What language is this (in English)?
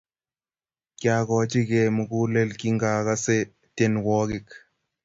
Kalenjin